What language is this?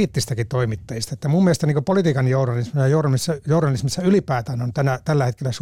Finnish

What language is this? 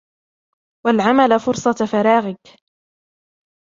Arabic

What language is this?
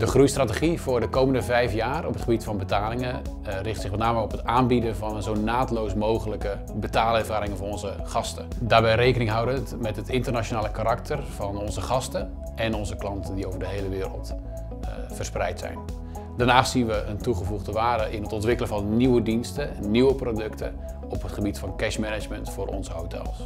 Dutch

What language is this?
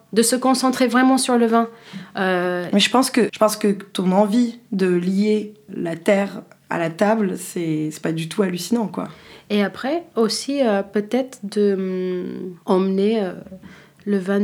French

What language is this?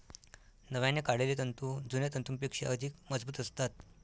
Marathi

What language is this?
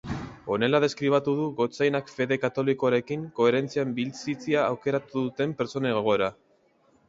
Basque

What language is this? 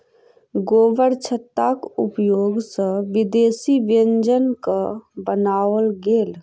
Maithili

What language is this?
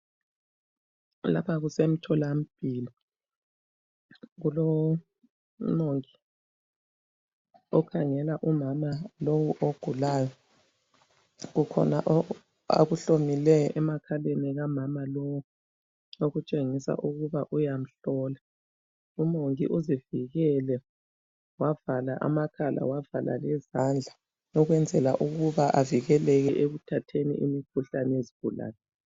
North Ndebele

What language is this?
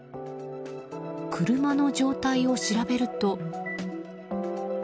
Japanese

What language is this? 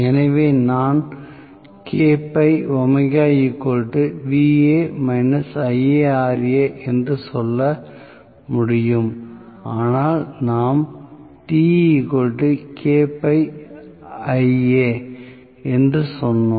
Tamil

